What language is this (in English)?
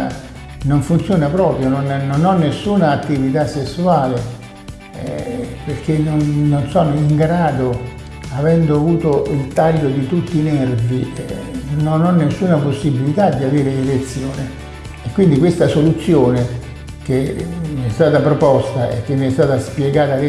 Italian